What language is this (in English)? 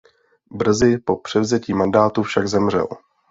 Czech